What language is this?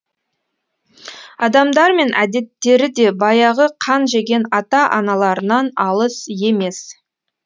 Kazakh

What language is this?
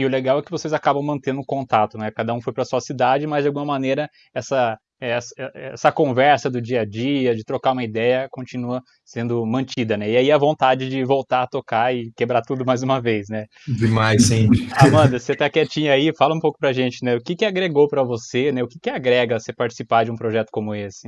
Portuguese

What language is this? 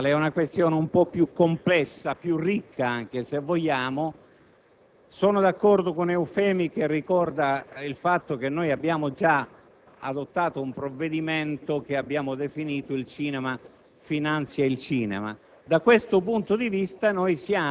Italian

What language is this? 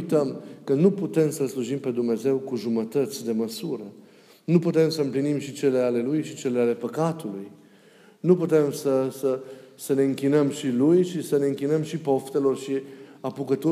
Romanian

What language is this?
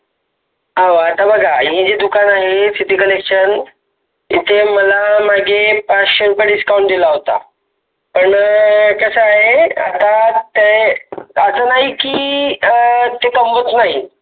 Marathi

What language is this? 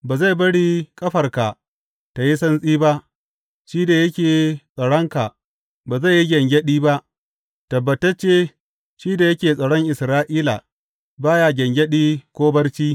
Hausa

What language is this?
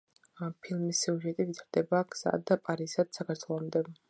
Georgian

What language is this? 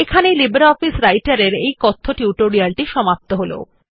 Bangla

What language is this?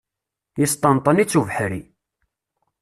Kabyle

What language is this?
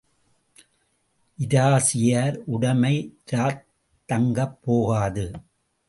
Tamil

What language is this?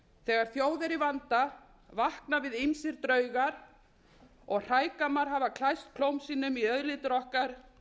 Icelandic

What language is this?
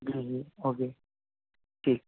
Urdu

